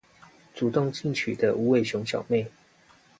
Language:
Chinese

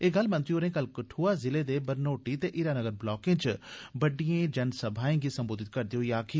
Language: Dogri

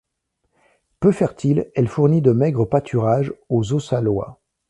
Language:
French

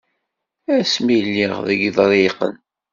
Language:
Kabyle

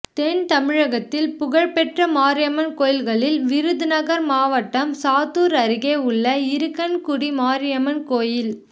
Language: Tamil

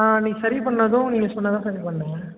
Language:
Tamil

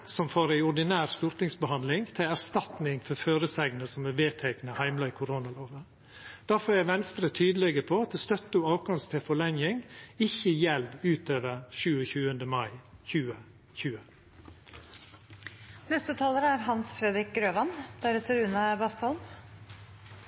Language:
Norwegian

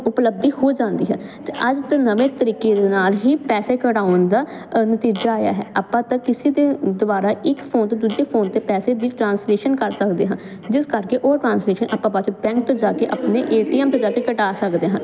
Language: Punjabi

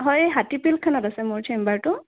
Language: Assamese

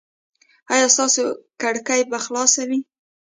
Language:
Pashto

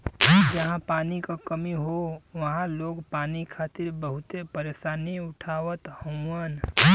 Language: Bhojpuri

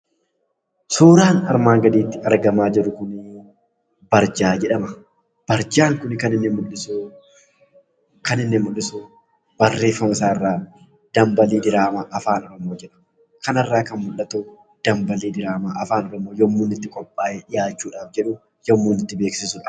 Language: Oromo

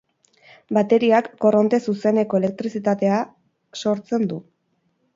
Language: Basque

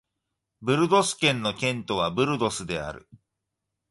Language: Japanese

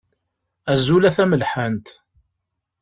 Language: Kabyle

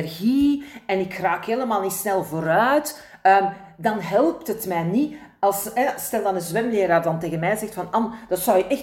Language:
Dutch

